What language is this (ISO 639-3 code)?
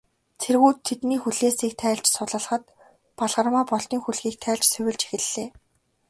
mon